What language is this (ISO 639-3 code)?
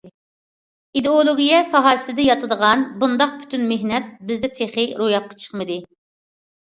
uig